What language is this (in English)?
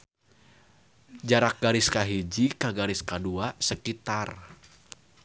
Sundanese